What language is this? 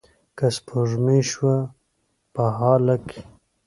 Pashto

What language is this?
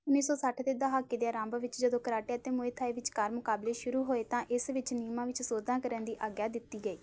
Punjabi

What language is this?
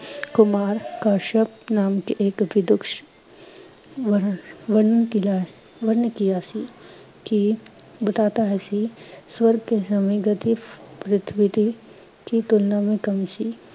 Punjabi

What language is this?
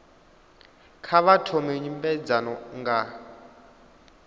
Venda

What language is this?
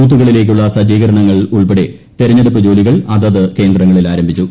Malayalam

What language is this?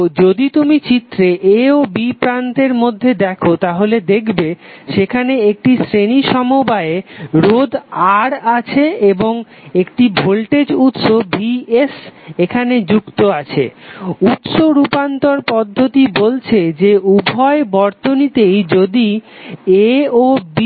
Bangla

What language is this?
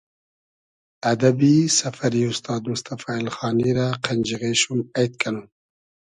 Hazaragi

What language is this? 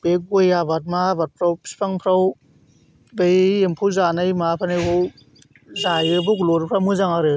Bodo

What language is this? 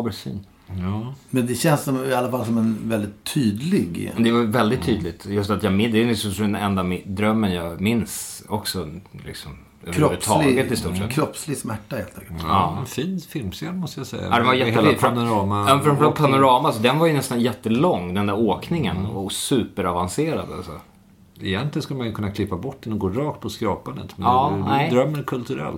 Swedish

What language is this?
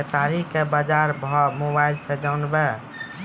Maithili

